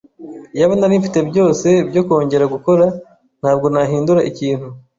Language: Kinyarwanda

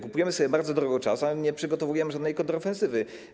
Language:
Polish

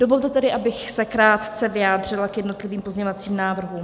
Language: Czech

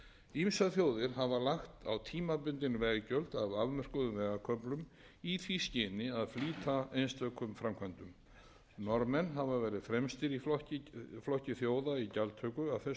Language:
Icelandic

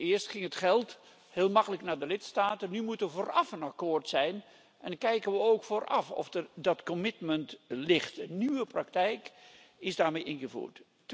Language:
Dutch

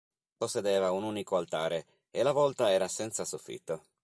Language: Italian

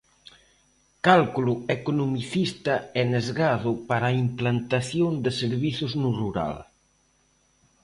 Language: Galician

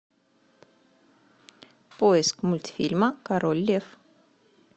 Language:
Russian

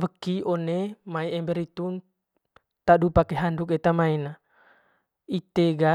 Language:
Manggarai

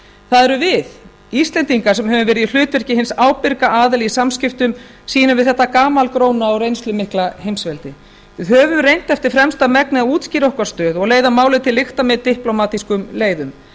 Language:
Icelandic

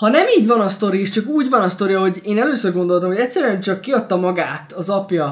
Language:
Hungarian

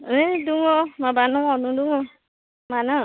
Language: Bodo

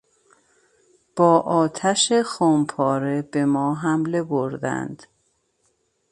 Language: Persian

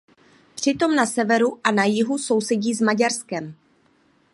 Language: Czech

